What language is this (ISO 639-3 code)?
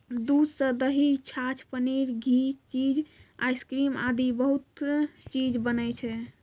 mai